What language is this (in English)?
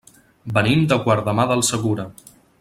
Catalan